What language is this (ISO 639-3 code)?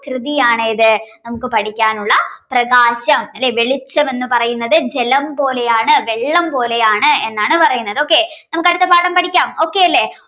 mal